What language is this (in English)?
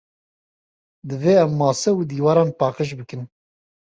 Kurdish